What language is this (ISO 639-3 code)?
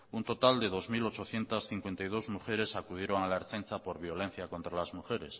spa